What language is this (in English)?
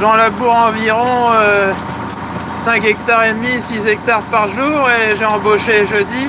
French